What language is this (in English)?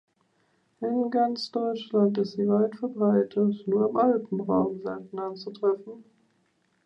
German